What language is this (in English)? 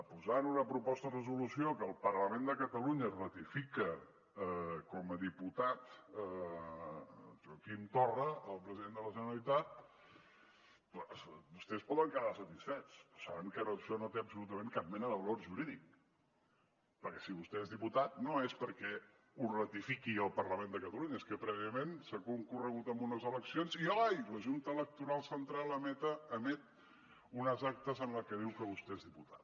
Catalan